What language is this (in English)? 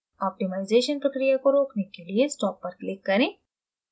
Hindi